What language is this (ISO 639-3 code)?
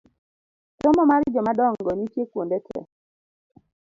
luo